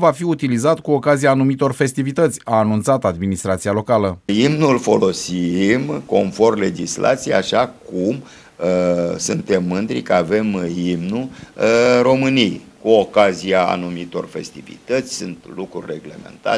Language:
Romanian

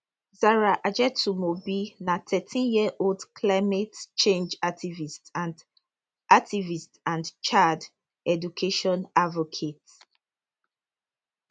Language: Nigerian Pidgin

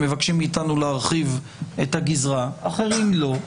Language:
Hebrew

